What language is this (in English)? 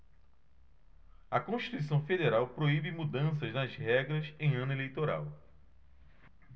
Portuguese